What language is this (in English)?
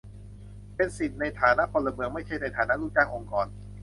Thai